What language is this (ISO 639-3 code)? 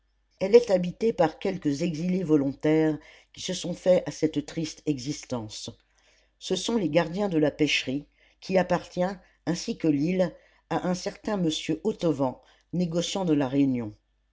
fra